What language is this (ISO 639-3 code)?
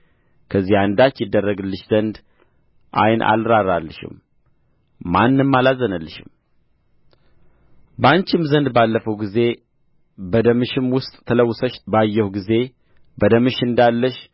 amh